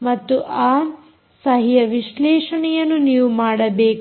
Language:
Kannada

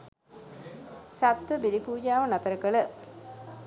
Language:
Sinhala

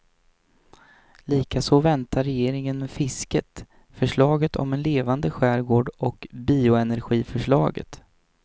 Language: Swedish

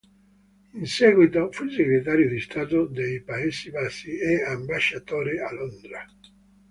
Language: Italian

